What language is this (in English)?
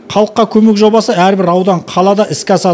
Kazakh